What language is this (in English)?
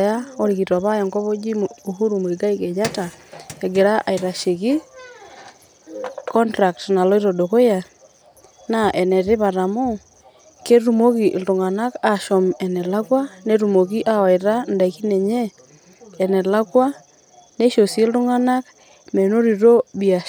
Masai